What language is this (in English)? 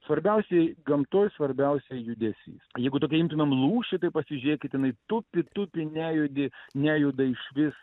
Lithuanian